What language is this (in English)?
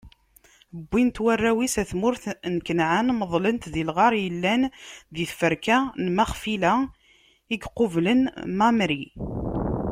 Kabyle